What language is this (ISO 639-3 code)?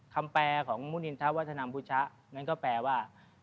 tha